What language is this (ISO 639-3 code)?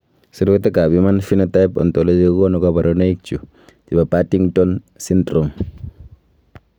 kln